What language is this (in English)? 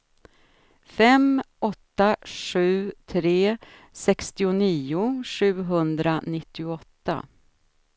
Swedish